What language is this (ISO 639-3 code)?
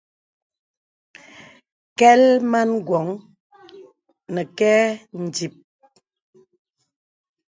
beb